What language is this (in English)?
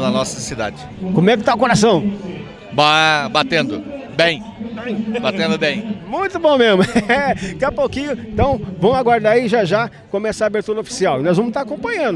Portuguese